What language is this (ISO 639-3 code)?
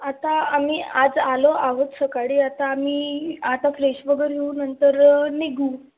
mar